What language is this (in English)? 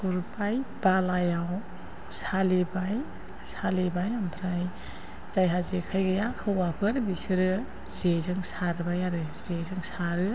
Bodo